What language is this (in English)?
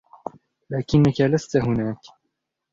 Arabic